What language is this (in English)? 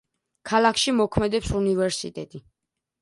Georgian